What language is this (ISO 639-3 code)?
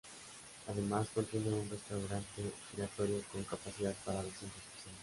spa